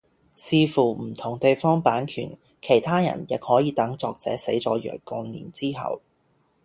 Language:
Cantonese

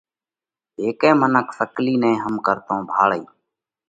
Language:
Parkari Koli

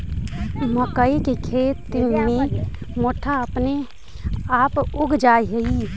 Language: Magahi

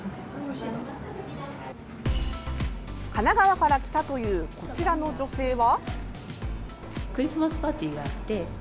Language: Japanese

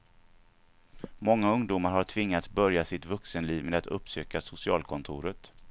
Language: Swedish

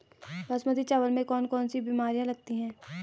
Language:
Hindi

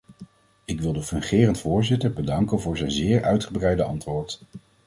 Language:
Dutch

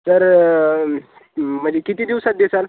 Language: Marathi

